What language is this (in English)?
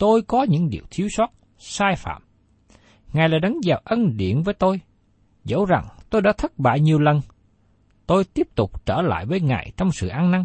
Vietnamese